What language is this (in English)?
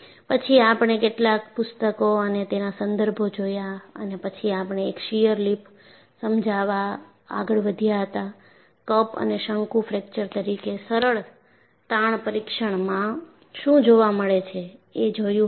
Gujarati